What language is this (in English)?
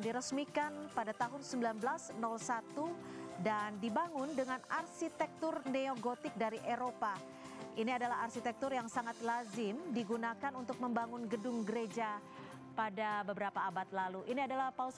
Indonesian